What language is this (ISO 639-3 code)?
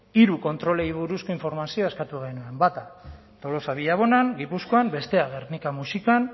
eus